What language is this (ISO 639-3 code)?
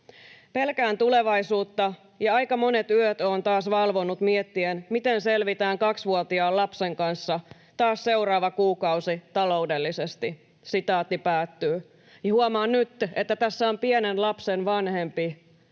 fin